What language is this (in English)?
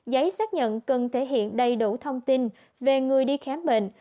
Vietnamese